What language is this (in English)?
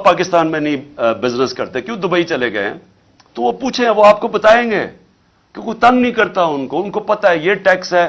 Urdu